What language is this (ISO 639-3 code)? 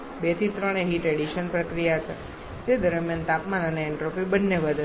guj